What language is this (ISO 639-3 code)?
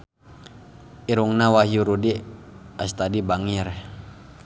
sun